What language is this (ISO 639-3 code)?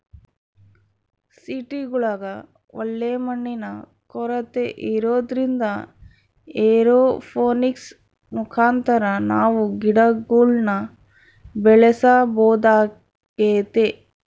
kan